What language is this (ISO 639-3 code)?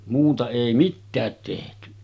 fin